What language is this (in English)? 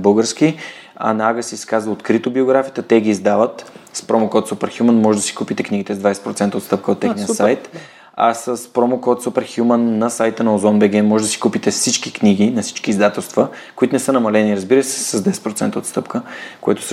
Bulgarian